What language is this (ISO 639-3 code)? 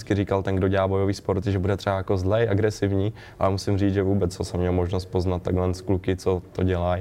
ces